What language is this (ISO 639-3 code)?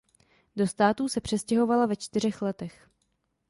ces